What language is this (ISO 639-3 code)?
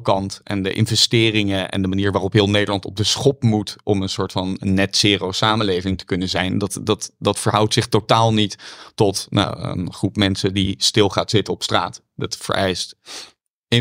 nld